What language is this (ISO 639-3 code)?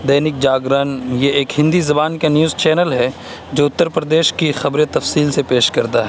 urd